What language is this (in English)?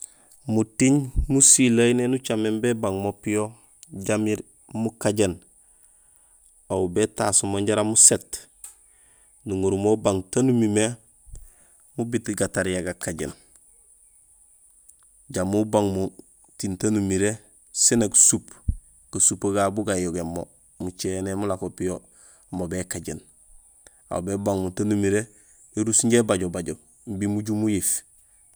Gusilay